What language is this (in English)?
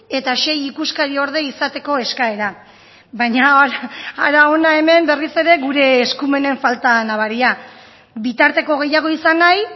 Basque